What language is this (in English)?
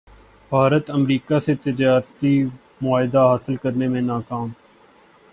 Urdu